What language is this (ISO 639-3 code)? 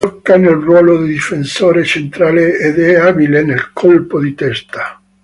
ita